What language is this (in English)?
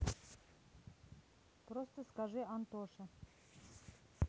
Russian